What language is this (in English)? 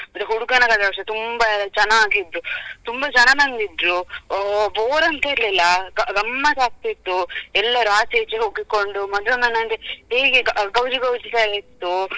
Kannada